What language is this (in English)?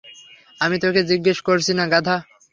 Bangla